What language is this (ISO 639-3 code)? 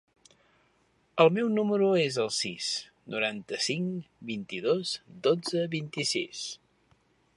cat